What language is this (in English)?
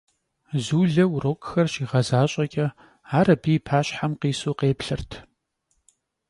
Kabardian